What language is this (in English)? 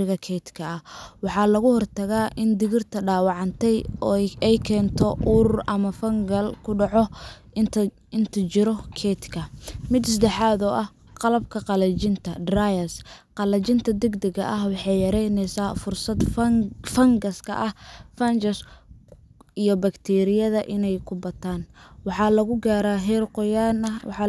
Somali